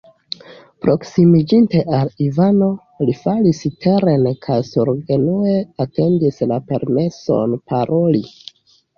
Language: Esperanto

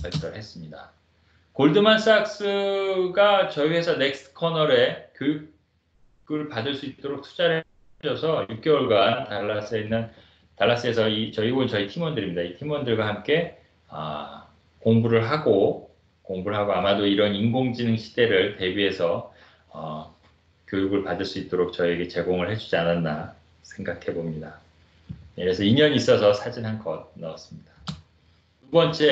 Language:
Korean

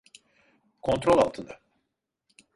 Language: Turkish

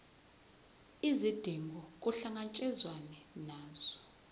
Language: Zulu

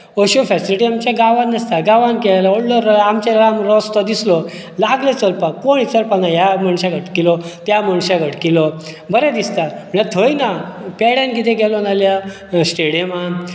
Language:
Konkani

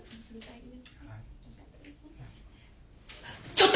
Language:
Japanese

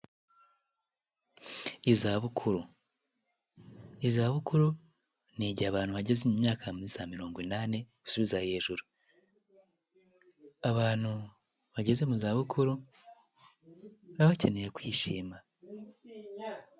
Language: Kinyarwanda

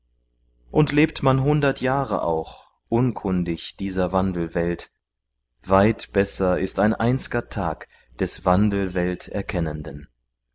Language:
German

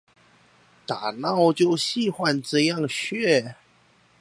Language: Chinese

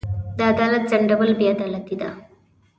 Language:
Pashto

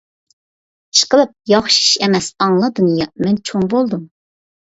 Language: Uyghur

